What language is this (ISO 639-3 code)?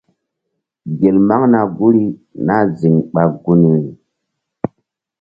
mdd